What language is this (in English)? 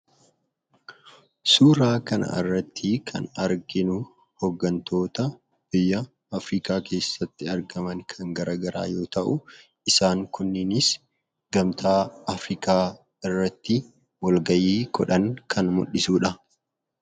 Oromo